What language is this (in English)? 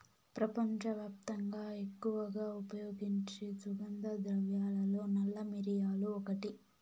Telugu